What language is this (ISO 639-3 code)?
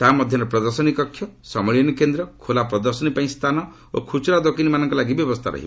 ori